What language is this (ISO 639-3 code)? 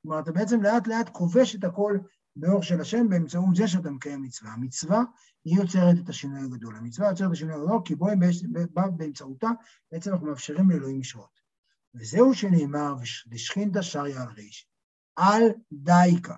heb